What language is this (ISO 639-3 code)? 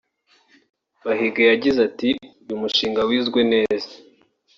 kin